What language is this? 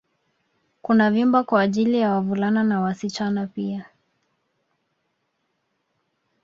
Swahili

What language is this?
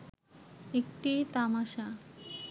Bangla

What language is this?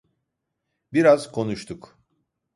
Turkish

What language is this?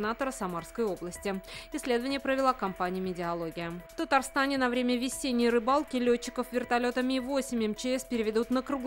Russian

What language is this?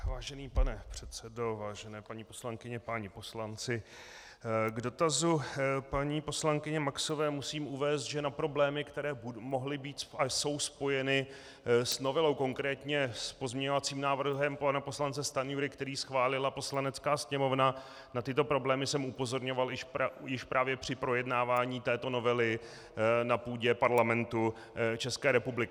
Czech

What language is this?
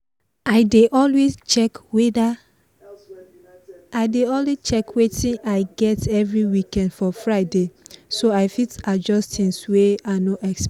Nigerian Pidgin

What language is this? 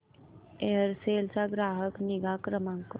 Marathi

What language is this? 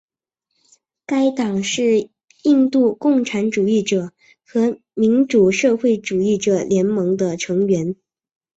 Chinese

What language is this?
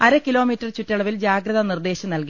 Malayalam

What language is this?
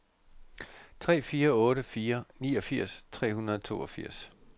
Danish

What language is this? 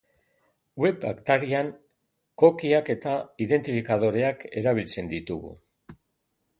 Basque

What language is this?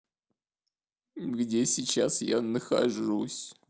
Russian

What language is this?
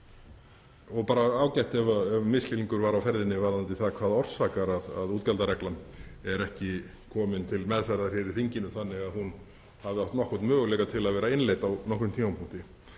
Icelandic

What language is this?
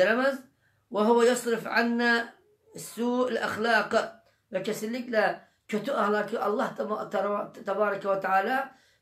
Turkish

